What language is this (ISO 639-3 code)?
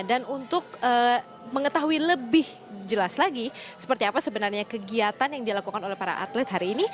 ind